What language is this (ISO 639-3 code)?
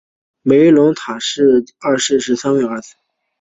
zho